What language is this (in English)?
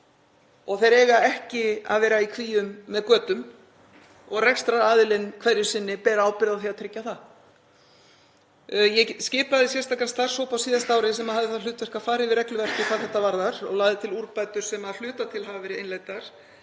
Icelandic